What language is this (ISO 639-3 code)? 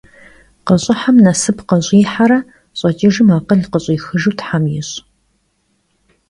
kbd